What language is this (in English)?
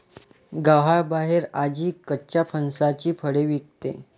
Marathi